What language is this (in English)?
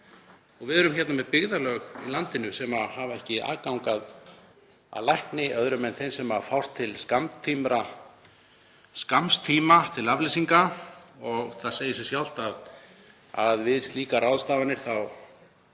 Icelandic